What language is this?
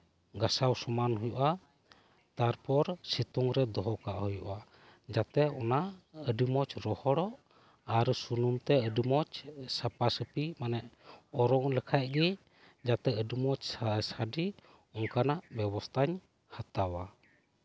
Santali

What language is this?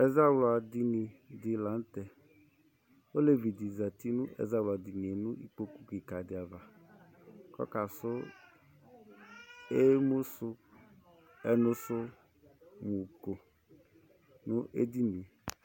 Ikposo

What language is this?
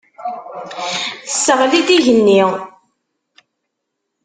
Kabyle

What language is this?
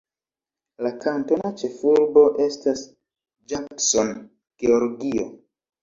Esperanto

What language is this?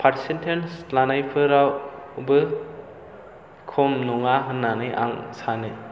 Bodo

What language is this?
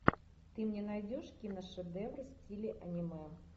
Russian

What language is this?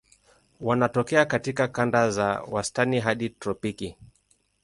Swahili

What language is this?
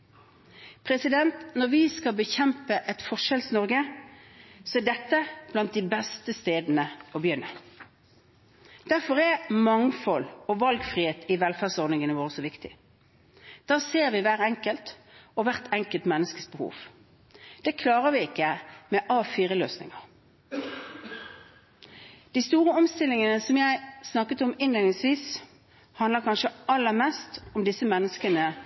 Norwegian Bokmål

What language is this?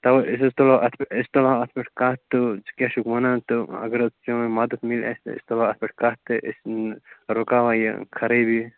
Kashmiri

